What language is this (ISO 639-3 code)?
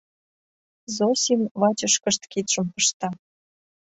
chm